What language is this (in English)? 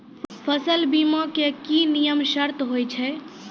Maithili